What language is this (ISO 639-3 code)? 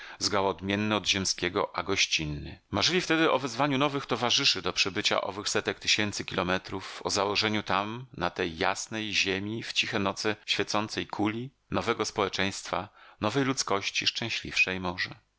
pol